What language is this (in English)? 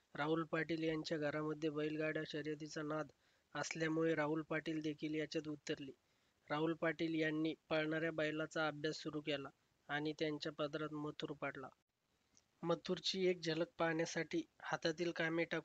Marathi